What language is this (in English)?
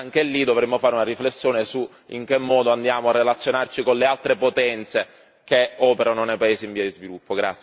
Italian